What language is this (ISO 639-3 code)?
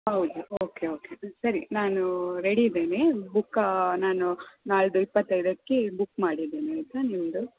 kan